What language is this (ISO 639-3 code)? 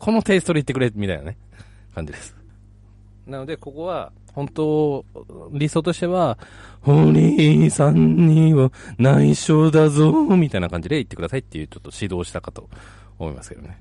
jpn